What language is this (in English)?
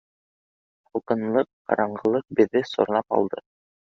Bashkir